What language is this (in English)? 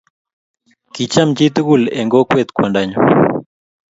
Kalenjin